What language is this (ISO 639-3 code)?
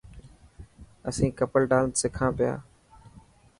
mki